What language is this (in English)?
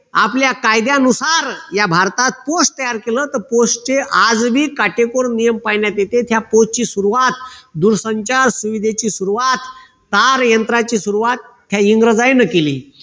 Marathi